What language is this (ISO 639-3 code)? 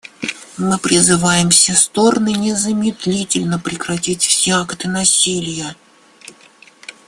rus